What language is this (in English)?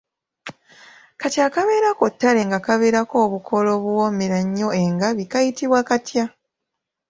Ganda